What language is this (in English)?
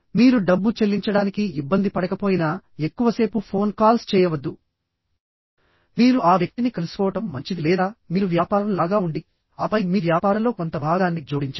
Telugu